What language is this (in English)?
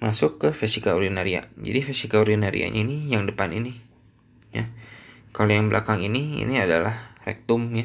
Indonesian